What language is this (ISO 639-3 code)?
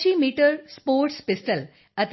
pan